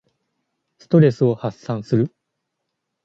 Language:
Japanese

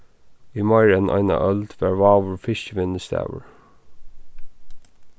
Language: Faroese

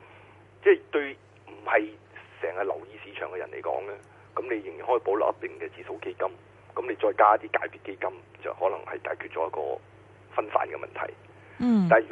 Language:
Chinese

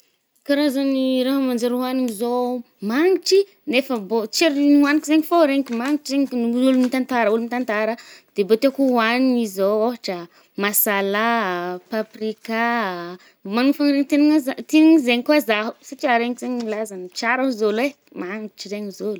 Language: Northern Betsimisaraka Malagasy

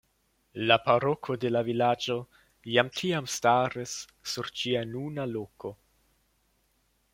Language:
Esperanto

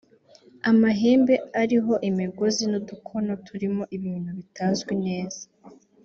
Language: Kinyarwanda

